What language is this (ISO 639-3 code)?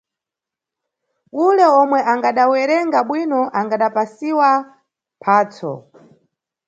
nyu